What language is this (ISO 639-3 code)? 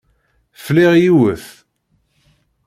kab